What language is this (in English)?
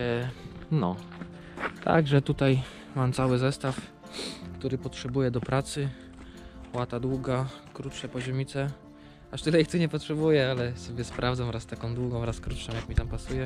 Polish